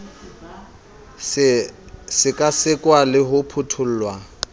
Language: Southern Sotho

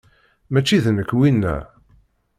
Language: Kabyle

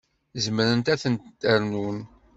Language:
Kabyle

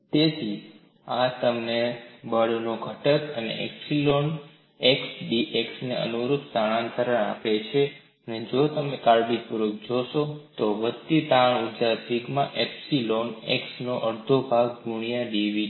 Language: Gujarati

